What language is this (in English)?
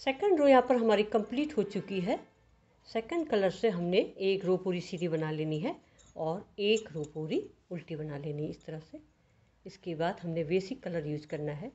Hindi